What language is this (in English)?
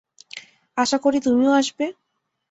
Bangla